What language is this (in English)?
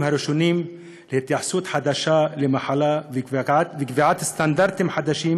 Hebrew